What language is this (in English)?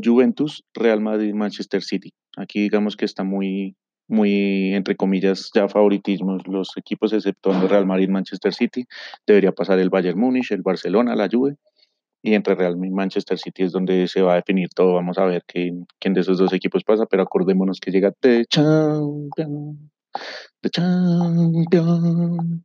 Spanish